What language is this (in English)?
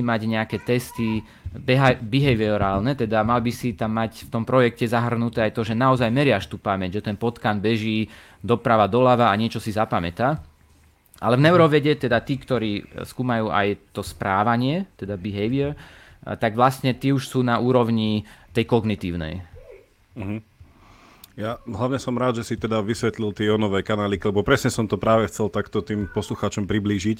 Slovak